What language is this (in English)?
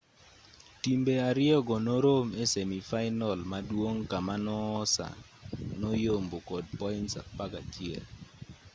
Luo (Kenya and Tanzania)